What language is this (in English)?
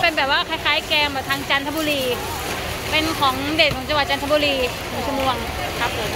Thai